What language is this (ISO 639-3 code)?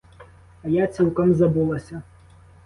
ukr